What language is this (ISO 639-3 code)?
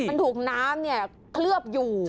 tha